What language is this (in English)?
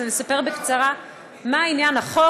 Hebrew